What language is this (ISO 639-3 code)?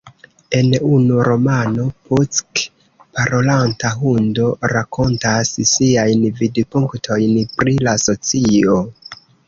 epo